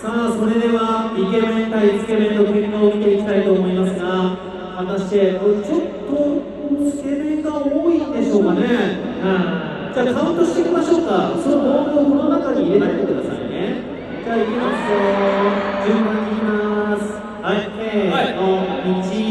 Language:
Japanese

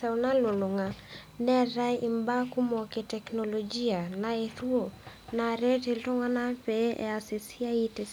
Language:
Masai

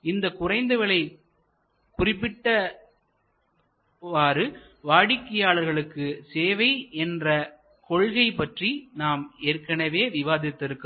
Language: Tamil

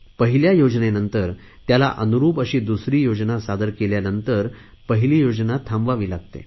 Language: Marathi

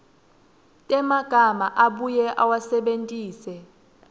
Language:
Swati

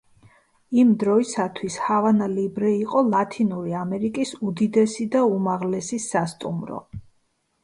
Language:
Georgian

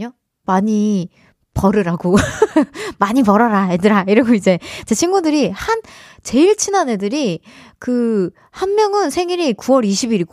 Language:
Korean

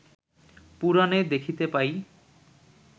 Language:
Bangla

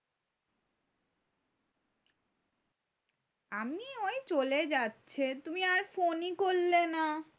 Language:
Bangla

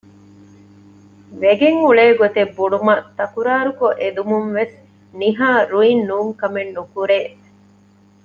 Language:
Divehi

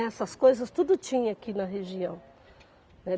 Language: Portuguese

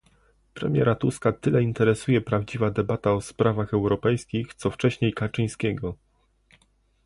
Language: Polish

